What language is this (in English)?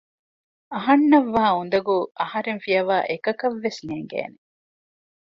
Divehi